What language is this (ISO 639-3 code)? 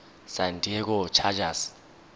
tsn